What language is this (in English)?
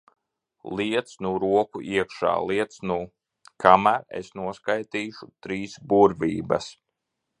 Latvian